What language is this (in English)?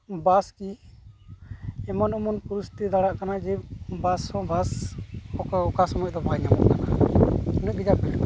Santali